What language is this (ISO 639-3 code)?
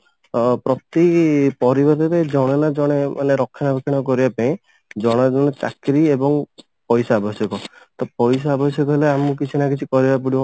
ori